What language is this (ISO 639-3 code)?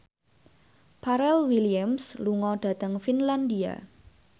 jav